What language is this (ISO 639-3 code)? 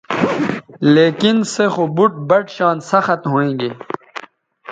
btv